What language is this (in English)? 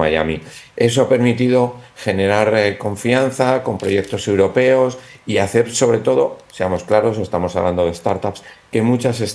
Spanish